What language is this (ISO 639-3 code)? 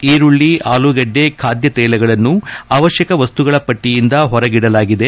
kan